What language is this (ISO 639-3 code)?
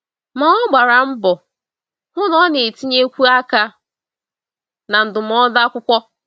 ibo